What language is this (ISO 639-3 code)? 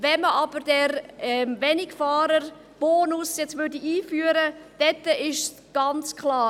gsw